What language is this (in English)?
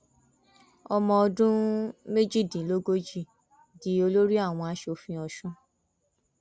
Yoruba